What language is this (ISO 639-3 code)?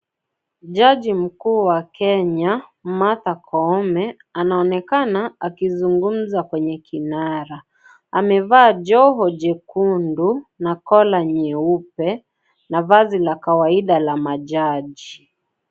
swa